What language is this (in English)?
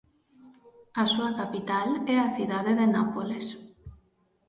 Galician